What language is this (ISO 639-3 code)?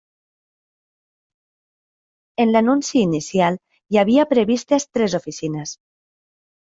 cat